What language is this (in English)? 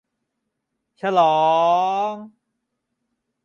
Thai